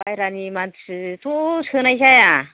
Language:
Bodo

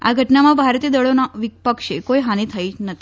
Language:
Gujarati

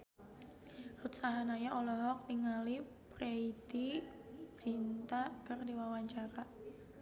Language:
Sundanese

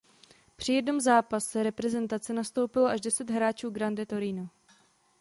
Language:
Czech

